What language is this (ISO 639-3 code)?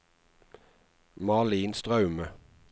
nor